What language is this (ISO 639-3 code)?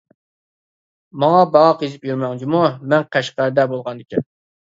uig